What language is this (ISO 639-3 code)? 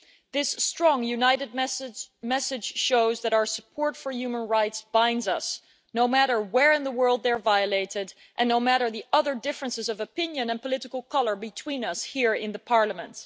eng